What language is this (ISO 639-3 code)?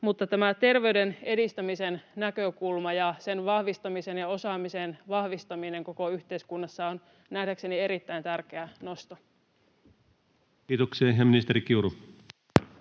fin